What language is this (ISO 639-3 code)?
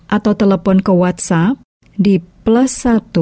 ind